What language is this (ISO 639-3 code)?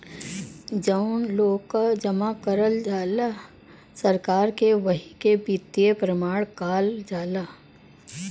bho